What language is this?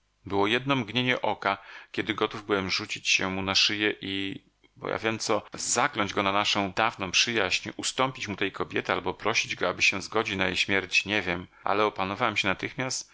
Polish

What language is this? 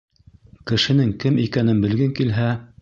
Bashkir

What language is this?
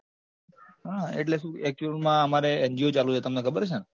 Gujarati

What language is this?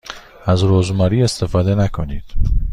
Persian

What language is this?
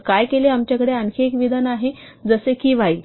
Marathi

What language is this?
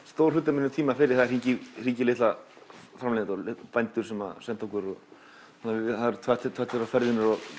Icelandic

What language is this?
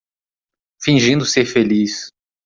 Portuguese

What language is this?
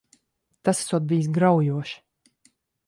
Latvian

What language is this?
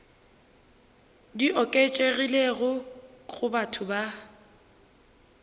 Northern Sotho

